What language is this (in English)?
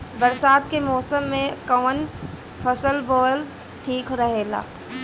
Bhojpuri